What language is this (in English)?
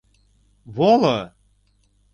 Mari